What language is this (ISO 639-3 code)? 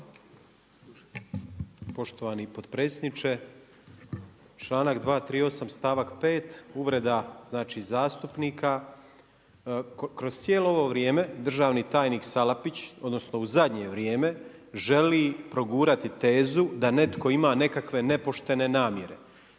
hrv